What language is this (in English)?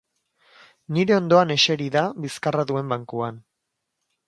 Basque